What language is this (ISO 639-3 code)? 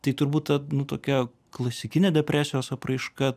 lit